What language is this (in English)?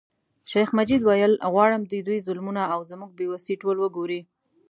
Pashto